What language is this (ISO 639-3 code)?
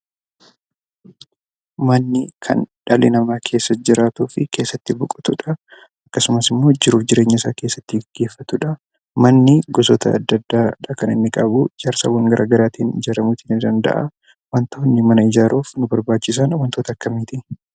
orm